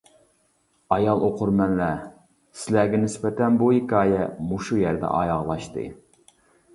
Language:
Uyghur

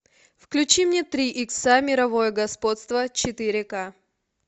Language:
Russian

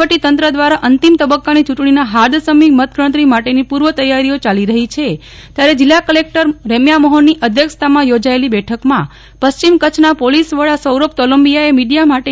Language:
Gujarati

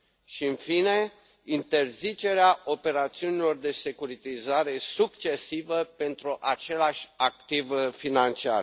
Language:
Romanian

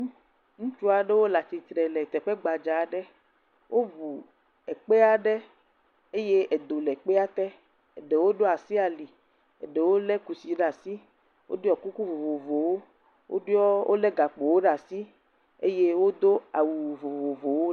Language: Ewe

